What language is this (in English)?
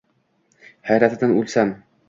Uzbek